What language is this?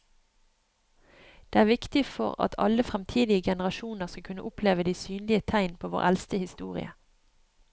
Norwegian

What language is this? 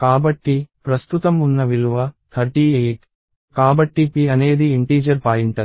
Telugu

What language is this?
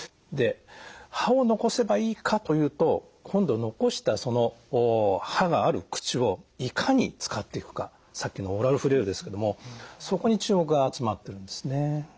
Japanese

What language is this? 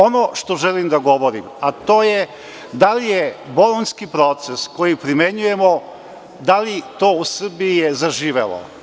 Serbian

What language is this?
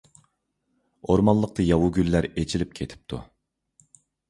Uyghur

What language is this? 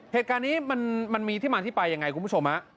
Thai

